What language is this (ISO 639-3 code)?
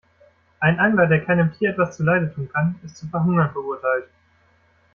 deu